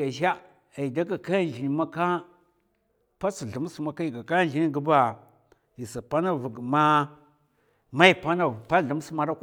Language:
Mafa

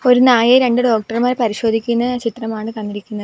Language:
Malayalam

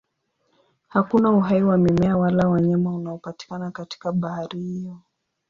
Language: Swahili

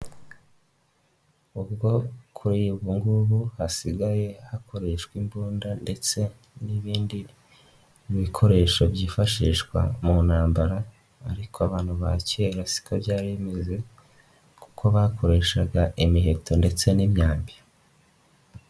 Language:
Kinyarwanda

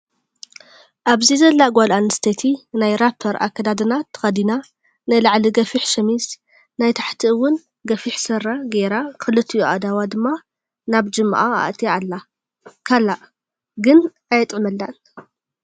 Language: Tigrinya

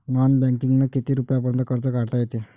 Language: Marathi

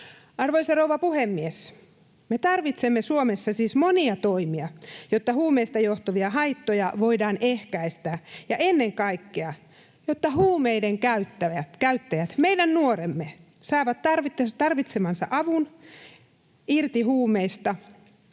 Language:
Finnish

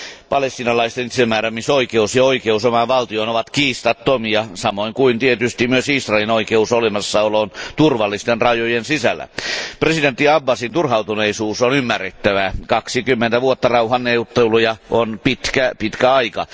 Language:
Finnish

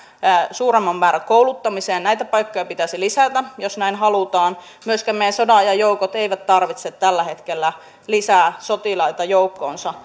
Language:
Finnish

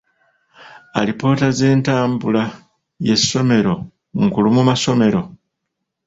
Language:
Ganda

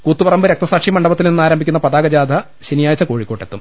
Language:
Malayalam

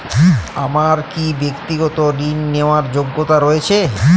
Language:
Bangla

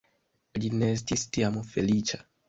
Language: Esperanto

